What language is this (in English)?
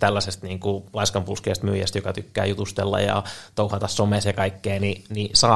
Finnish